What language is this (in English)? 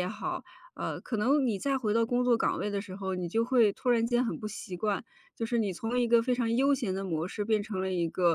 Chinese